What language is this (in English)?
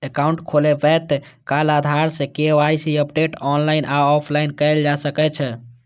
Maithili